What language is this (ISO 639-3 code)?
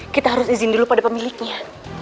ind